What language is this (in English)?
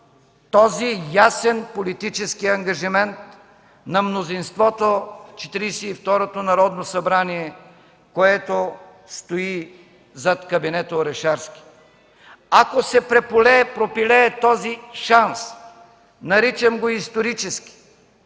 Bulgarian